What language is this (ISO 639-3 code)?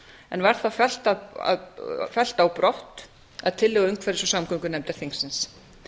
isl